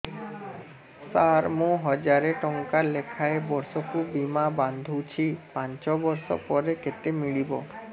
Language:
Odia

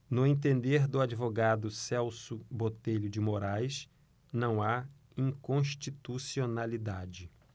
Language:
Portuguese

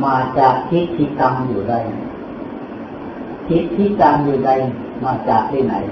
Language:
Thai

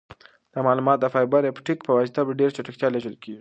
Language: Pashto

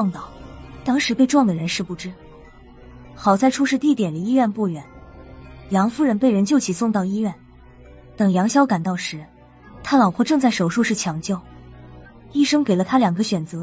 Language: Chinese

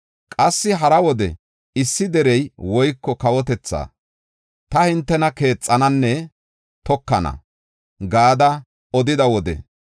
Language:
Gofa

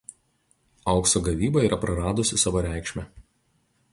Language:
Lithuanian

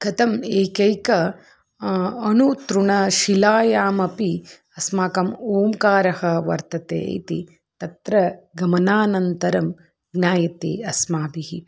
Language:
Sanskrit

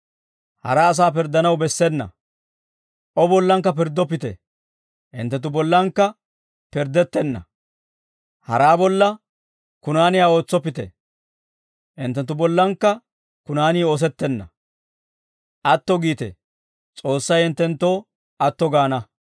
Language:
Dawro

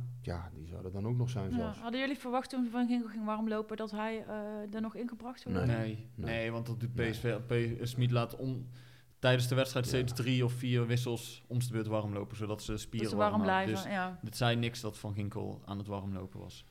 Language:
Dutch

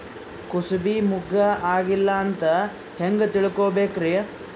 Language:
Kannada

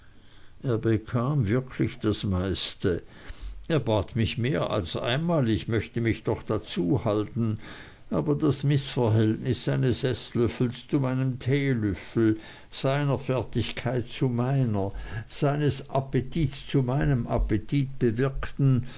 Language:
German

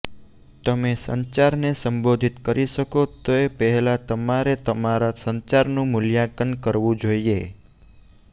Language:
Gujarati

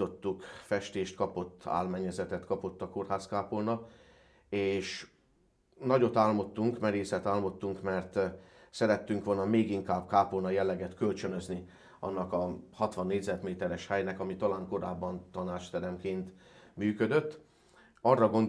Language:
Hungarian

